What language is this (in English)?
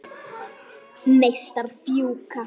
Icelandic